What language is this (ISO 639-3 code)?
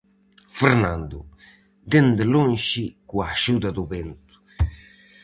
glg